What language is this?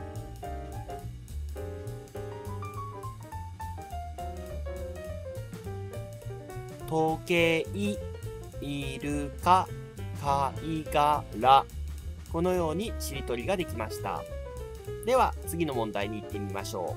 Japanese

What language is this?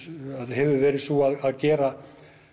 Icelandic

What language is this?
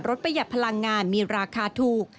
Thai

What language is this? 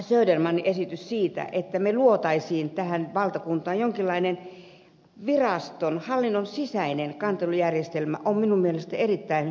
Finnish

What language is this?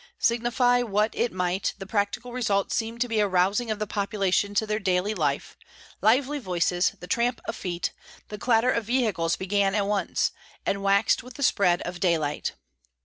English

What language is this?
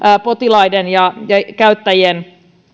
Finnish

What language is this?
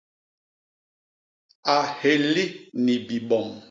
Basaa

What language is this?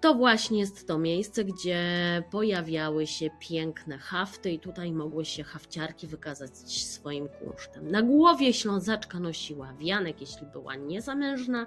Polish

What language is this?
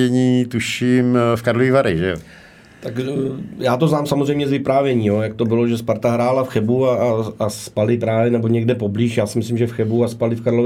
Czech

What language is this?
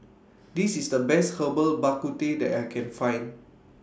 English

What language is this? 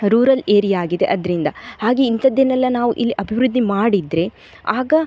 Kannada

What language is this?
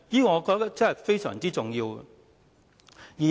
Cantonese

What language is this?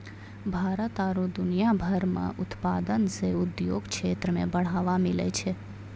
Maithili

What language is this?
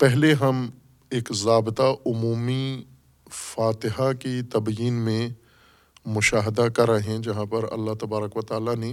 Urdu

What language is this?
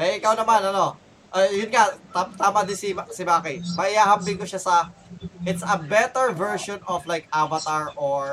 Filipino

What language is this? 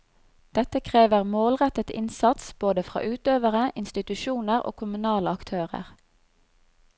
Norwegian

